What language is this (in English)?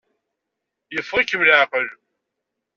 Kabyle